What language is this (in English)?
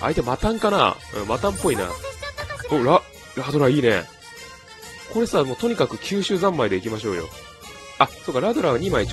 Japanese